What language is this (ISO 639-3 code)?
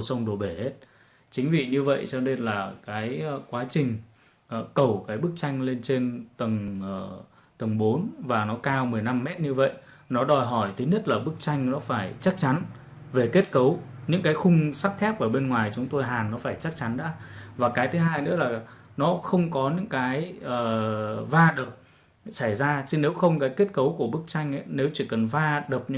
vie